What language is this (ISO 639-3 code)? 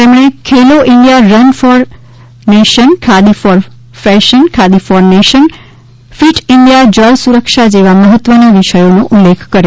guj